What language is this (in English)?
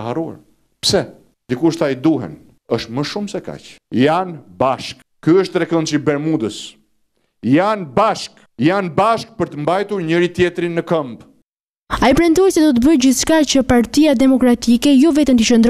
Romanian